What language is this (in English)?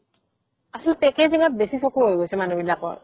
Assamese